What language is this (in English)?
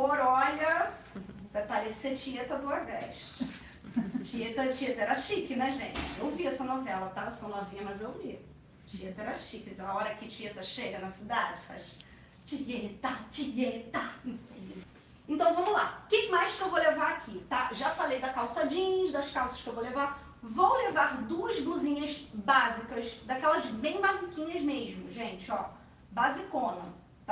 Portuguese